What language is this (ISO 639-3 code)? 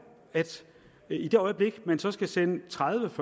dan